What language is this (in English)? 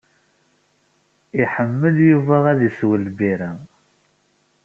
Kabyle